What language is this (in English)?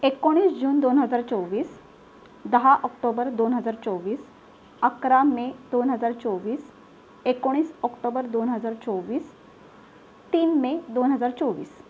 Marathi